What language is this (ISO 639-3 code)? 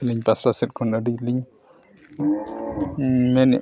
sat